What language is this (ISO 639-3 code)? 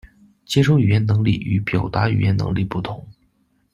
zho